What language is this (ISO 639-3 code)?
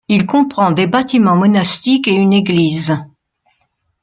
fra